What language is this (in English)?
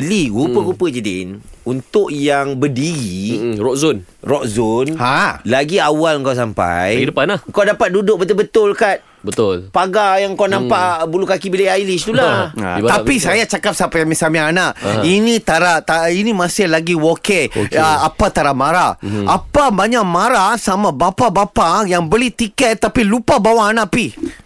Malay